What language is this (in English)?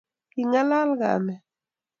Kalenjin